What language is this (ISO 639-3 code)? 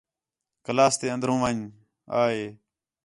xhe